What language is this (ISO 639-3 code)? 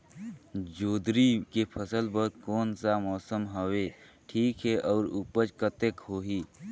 hne